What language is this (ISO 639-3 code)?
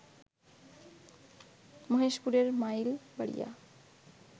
ben